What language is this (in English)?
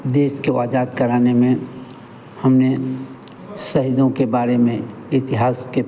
Hindi